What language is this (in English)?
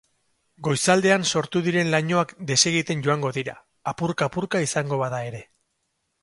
Basque